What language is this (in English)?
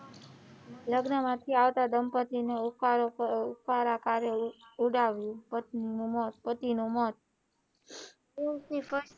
Gujarati